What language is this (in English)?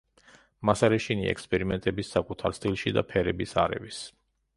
Georgian